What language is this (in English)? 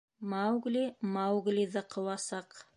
Bashkir